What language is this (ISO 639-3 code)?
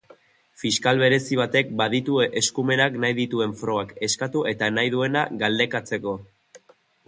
eus